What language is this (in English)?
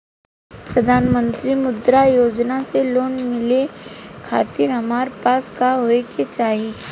Bhojpuri